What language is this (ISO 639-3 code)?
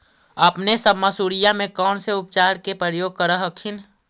mag